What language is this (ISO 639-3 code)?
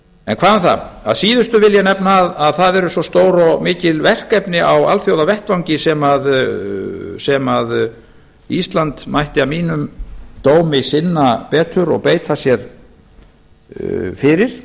isl